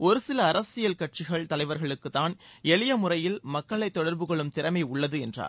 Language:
Tamil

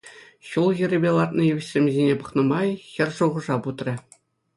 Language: Chuvash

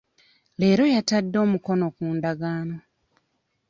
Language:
Ganda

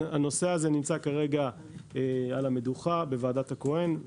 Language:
Hebrew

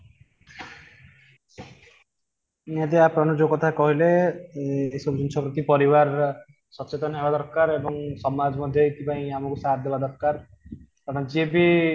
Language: Odia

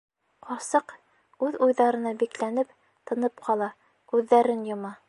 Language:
Bashkir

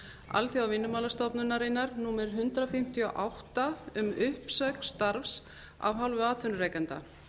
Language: Icelandic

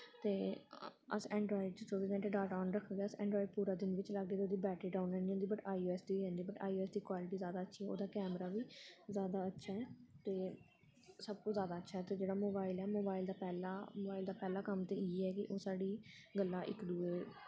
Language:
Dogri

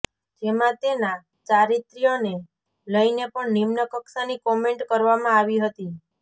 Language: Gujarati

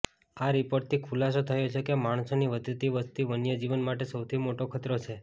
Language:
Gujarati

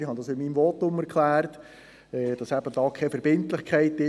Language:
Swiss German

